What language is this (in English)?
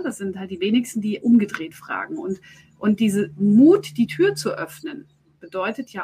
German